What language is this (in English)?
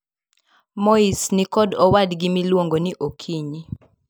Luo (Kenya and Tanzania)